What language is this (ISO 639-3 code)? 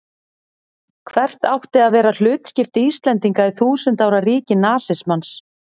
isl